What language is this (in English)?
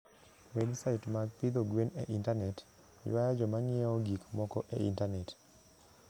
Luo (Kenya and Tanzania)